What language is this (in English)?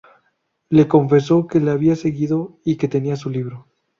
Spanish